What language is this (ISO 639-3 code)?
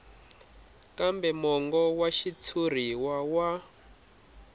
tso